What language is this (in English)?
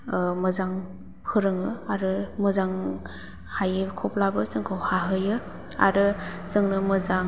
Bodo